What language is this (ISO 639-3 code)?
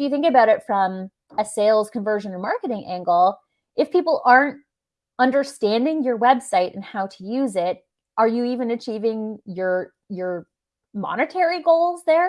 eng